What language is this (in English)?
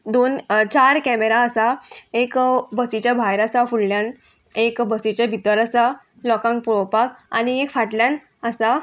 Konkani